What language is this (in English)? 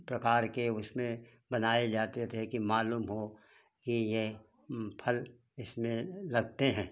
Hindi